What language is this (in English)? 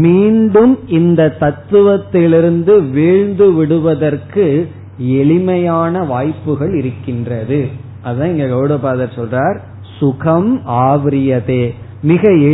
Tamil